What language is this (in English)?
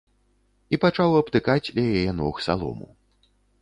Belarusian